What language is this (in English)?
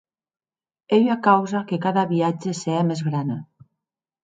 Occitan